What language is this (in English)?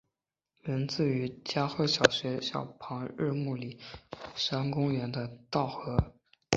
Chinese